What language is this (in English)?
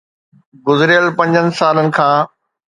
Sindhi